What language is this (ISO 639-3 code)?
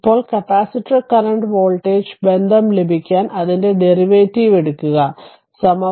mal